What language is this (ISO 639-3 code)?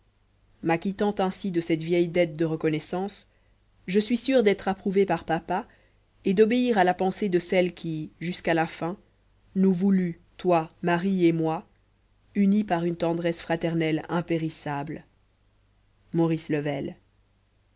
fra